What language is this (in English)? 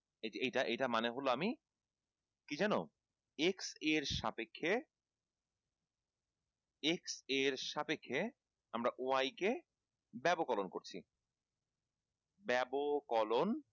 Bangla